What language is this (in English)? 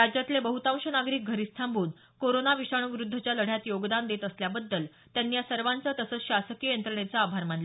Marathi